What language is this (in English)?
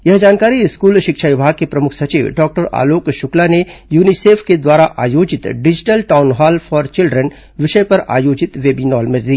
Hindi